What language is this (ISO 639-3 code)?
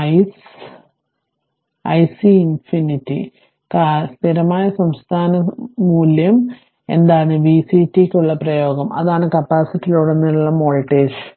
mal